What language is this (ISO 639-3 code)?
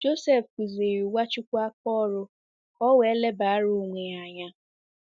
ibo